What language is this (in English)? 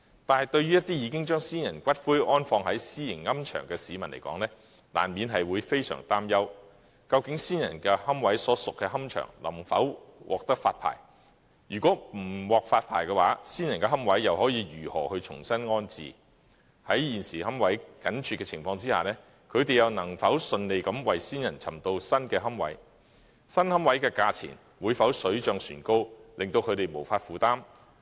Cantonese